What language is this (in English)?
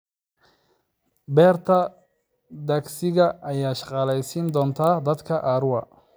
Somali